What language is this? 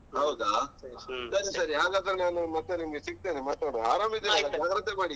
Kannada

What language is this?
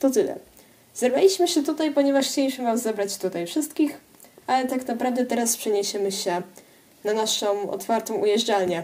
Polish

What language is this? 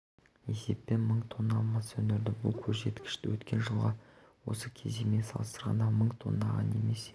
Kazakh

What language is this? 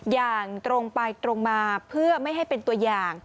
Thai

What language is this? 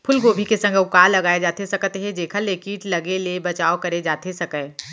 Chhattisgarhi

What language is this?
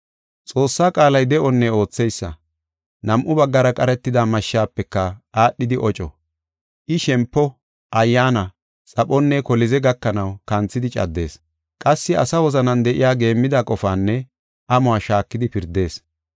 Gofa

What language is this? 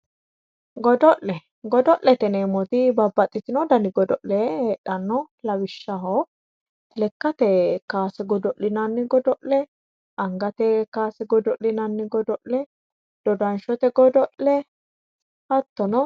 Sidamo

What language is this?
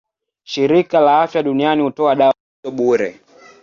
Swahili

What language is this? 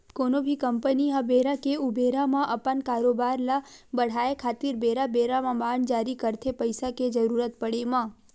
Chhattisgarhi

